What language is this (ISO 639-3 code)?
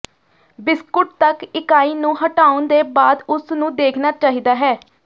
pan